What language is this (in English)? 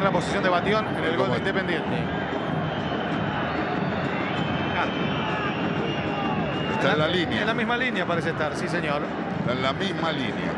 Spanish